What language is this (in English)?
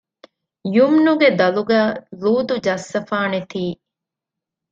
Divehi